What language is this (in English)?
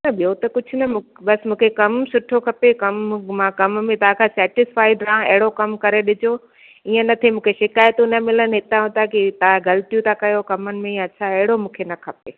Sindhi